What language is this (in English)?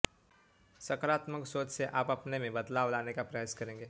Hindi